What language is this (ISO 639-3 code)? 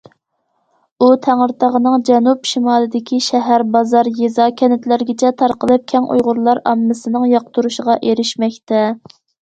uig